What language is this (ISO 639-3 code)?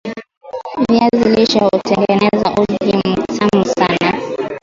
swa